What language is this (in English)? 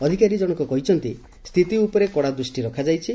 Odia